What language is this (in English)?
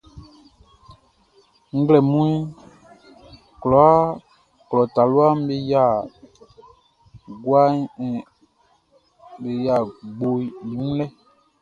Baoulé